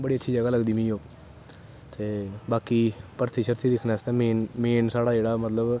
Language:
Dogri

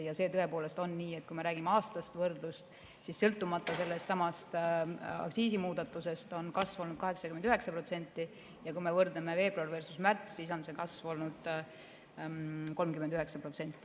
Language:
Estonian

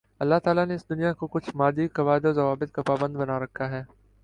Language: Urdu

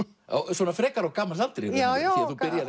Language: Icelandic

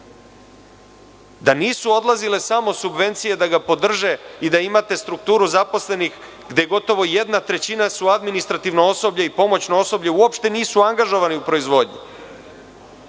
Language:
Serbian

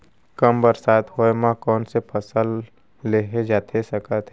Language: Chhattisgarhi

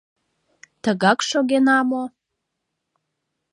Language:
Mari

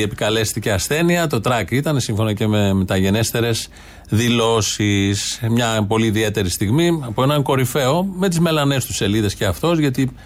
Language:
Greek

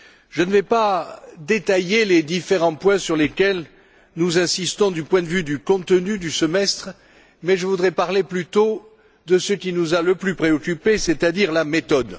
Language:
French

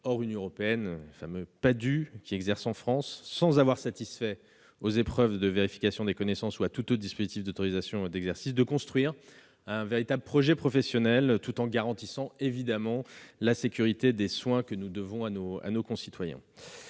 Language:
French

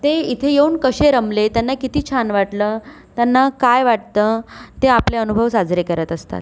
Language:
Marathi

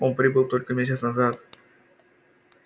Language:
Russian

